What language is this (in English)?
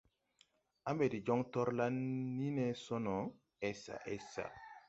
Tupuri